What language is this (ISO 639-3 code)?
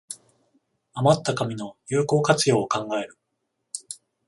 jpn